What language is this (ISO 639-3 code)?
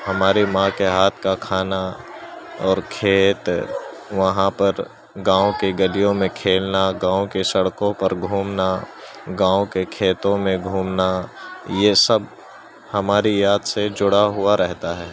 urd